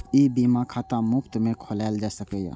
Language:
Maithili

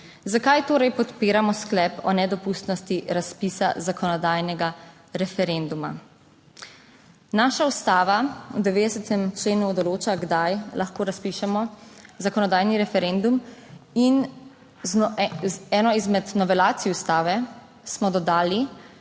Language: Slovenian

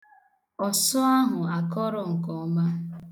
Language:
Igbo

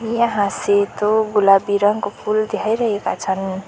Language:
Nepali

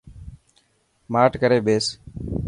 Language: Dhatki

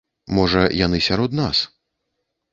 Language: Belarusian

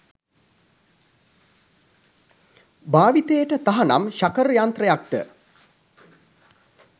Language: Sinhala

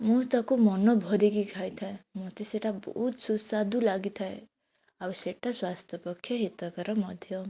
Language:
Odia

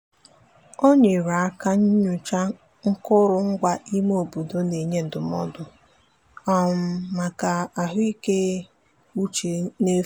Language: Igbo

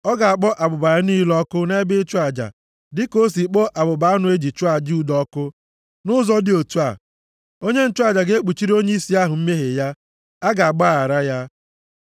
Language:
Igbo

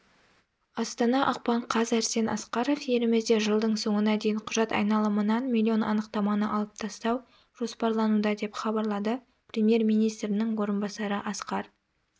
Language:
Kazakh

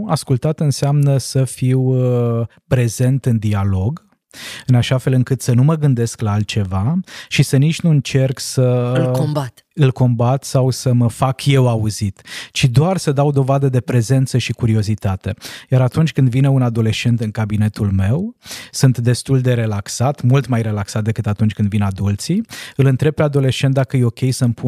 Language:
Romanian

